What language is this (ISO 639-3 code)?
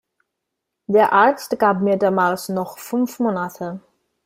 deu